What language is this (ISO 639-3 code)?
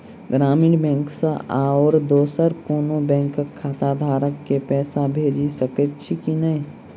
mai